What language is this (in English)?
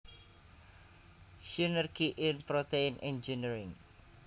Javanese